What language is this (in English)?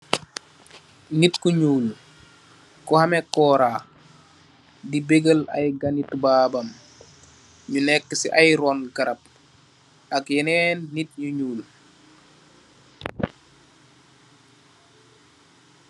Wolof